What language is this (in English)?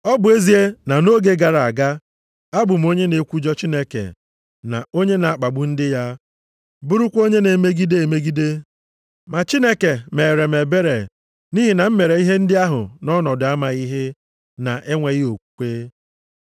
Igbo